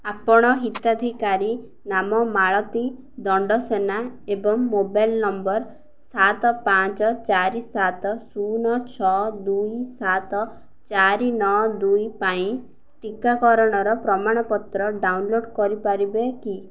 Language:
Odia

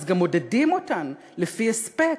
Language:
Hebrew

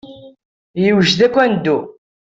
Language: Kabyle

